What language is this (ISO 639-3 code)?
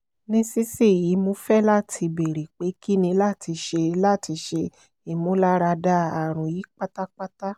yor